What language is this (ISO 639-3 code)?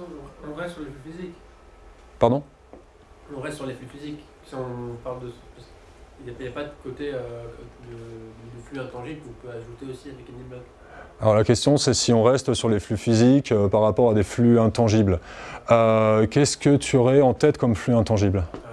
fra